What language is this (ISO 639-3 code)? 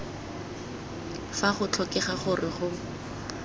tsn